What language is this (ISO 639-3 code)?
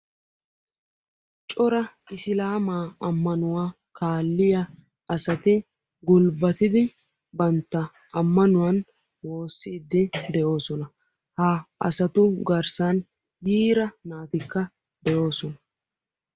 wal